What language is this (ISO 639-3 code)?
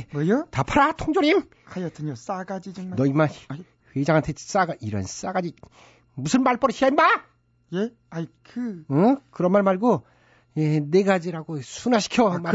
kor